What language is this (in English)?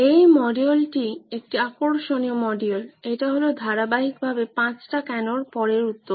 Bangla